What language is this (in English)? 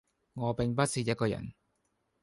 Cantonese